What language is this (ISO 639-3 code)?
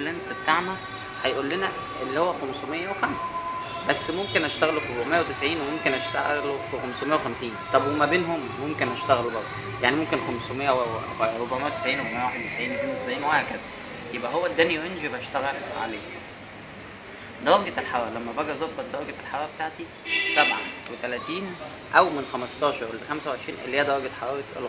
ara